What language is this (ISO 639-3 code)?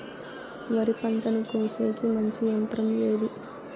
tel